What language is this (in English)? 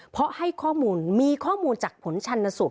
Thai